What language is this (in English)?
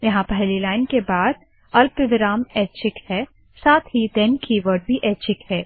Hindi